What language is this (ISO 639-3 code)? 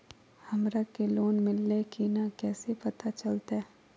mag